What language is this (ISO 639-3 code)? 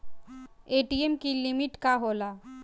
bho